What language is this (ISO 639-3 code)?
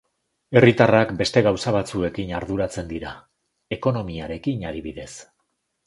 eus